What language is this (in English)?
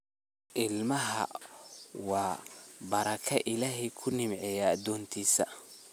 Somali